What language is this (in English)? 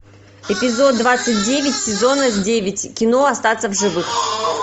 Russian